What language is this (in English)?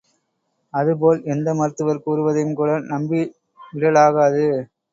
Tamil